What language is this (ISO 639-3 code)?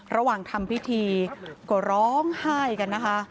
tha